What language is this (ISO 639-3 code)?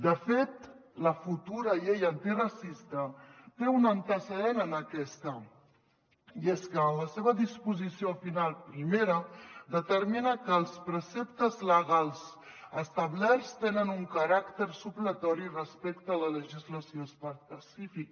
cat